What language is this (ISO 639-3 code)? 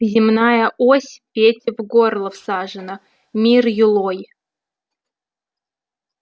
rus